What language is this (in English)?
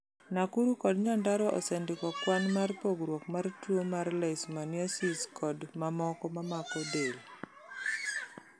Luo (Kenya and Tanzania)